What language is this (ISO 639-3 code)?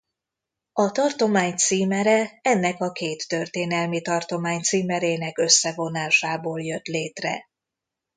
hun